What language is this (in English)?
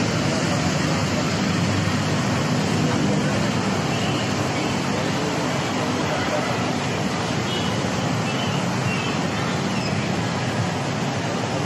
Filipino